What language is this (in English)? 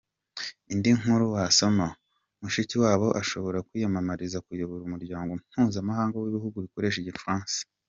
Kinyarwanda